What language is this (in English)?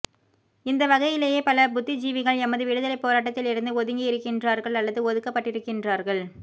Tamil